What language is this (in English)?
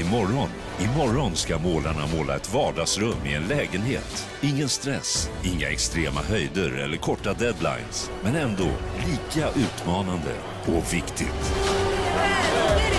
Swedish